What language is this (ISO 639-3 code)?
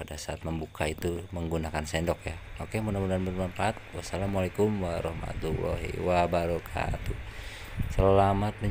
ind